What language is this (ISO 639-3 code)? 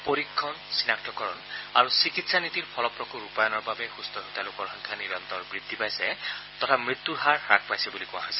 asm